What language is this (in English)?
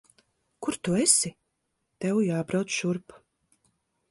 Latvian